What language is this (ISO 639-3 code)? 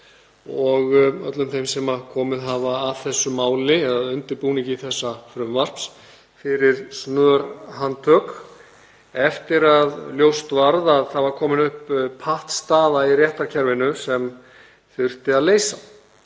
isl